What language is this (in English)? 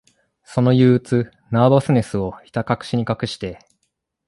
Japanese